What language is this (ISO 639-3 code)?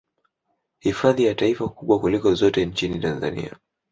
swa